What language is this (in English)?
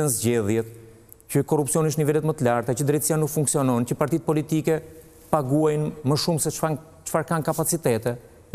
Romanian